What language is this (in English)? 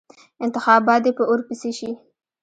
Pashto